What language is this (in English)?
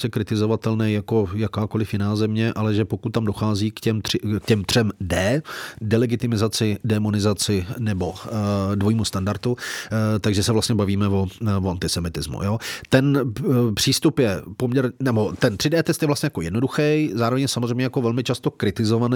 Czech